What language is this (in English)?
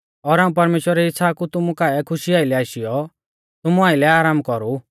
Mahasu Pahari